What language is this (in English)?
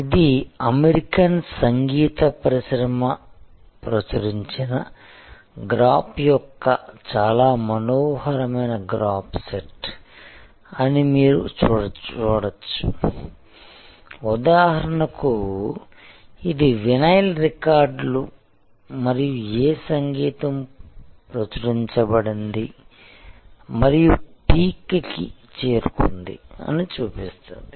Telugu